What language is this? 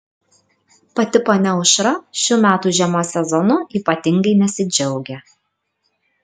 Lithuanian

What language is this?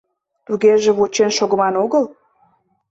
Mari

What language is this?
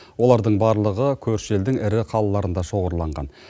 Kazakh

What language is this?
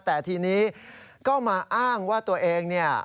Thai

